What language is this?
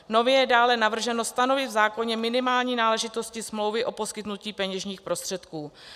Czech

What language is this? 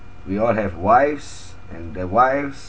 English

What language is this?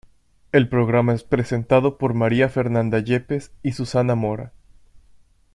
Spanish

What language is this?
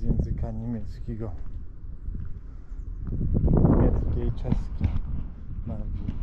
Polish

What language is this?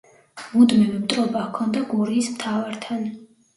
Georgian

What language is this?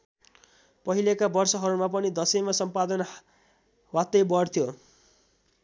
Nepali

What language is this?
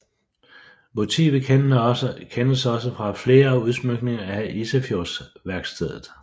Danish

